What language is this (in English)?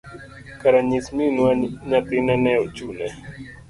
Luo (Kenya and Tanzania)